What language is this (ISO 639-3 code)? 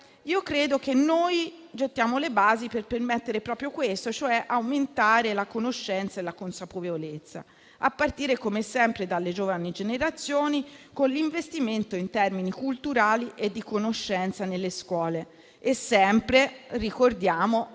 ita